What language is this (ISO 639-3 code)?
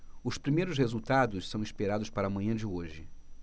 por